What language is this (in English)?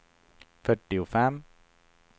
Swedish